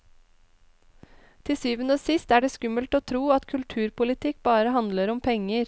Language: Norwegian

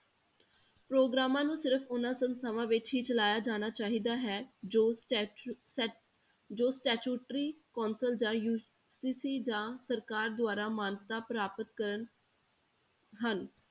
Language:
Punjabi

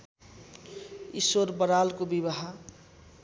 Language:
Nepali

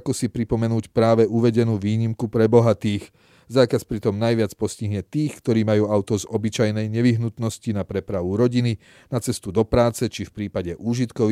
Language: Slovak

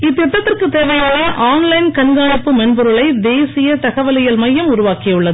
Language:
Tamil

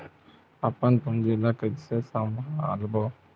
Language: Chhattisgarhi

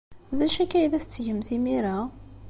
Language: Kabyle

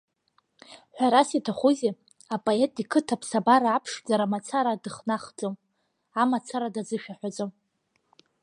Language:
Abkhazian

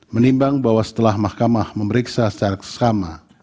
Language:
Indonesian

